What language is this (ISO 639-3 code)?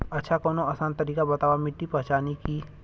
bho